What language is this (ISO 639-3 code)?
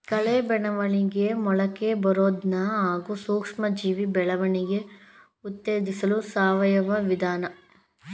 kan